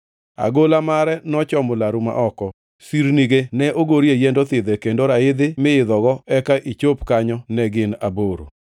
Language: Luo (Kenya and Tanzania)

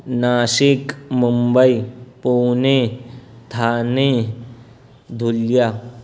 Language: Urdu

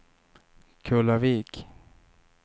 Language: Swedish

